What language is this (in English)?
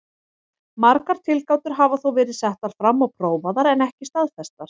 Icelandic